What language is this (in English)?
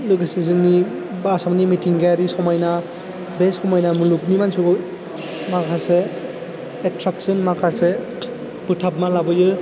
Bodo